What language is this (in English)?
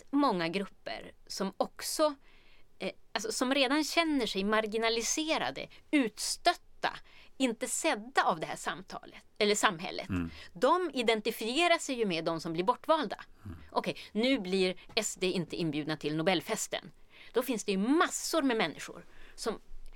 Swedish